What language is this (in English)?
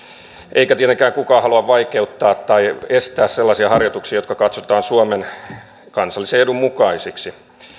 Finnish